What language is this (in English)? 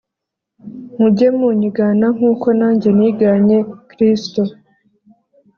Kinyarwanda